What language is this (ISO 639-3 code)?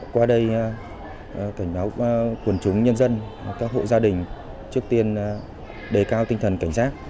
vie